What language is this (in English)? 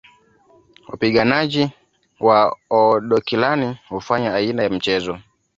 Swahili